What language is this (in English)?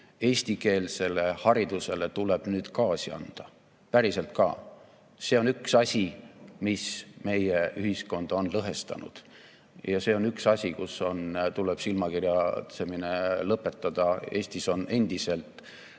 Estonian